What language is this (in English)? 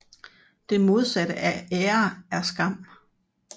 Danish